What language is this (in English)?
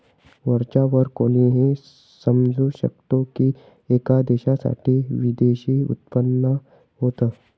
Marathi